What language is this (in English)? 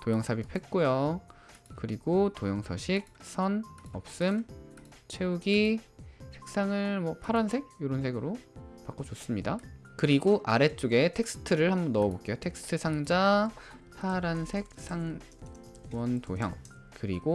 Korean